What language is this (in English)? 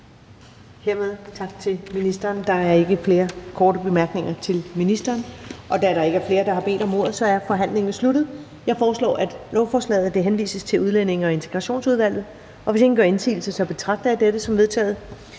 Danish